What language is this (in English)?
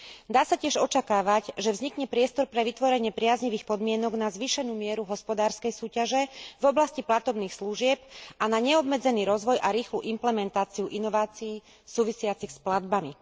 Slovak